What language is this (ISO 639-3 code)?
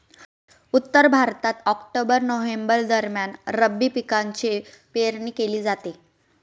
mar